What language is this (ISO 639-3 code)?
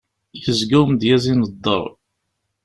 kab